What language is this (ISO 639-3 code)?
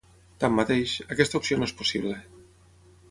cat